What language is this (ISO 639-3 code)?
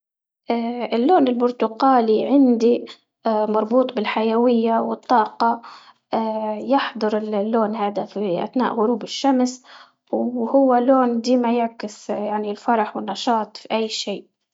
ayl